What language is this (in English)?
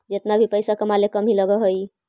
Magahi